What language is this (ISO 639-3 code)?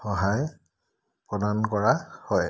asm